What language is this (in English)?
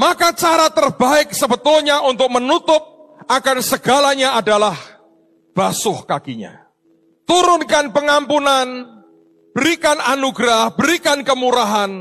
Indonesian